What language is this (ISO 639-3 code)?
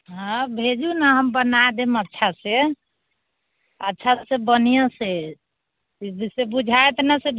mai